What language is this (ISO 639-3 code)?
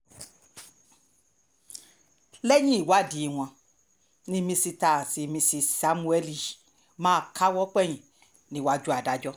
yor